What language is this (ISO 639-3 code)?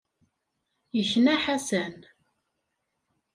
kab